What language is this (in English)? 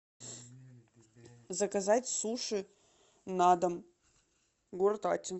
Russian